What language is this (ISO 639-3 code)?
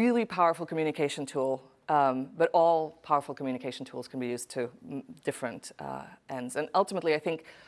eng